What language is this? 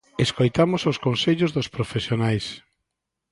Galician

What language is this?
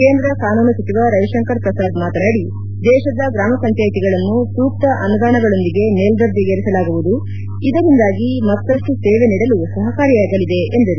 Kannada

